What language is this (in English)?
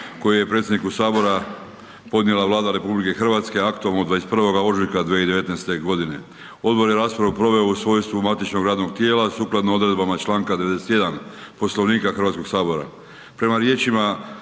Croatian